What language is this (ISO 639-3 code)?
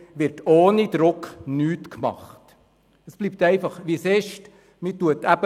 gsw